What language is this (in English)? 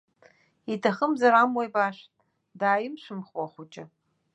Abkhazian